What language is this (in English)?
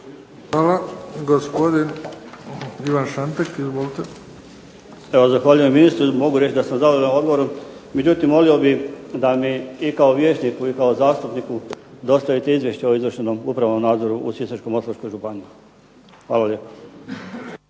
Croatian